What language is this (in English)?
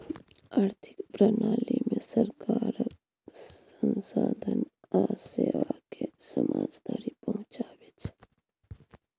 Maithili